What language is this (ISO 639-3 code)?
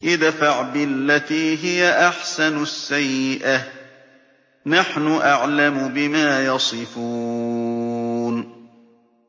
ara